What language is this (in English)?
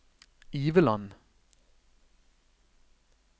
Norwegian